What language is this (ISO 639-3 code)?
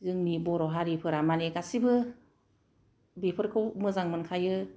brx